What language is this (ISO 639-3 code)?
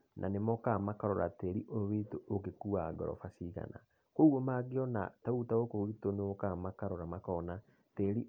kik